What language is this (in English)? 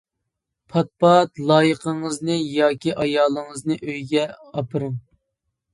Uyghur